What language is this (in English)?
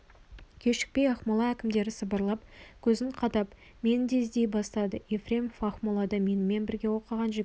Kazakh